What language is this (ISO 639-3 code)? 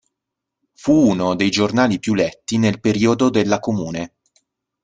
ita